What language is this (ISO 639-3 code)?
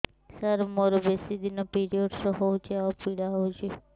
ori